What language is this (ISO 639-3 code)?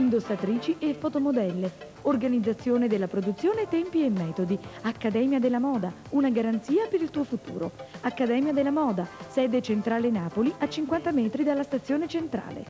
ita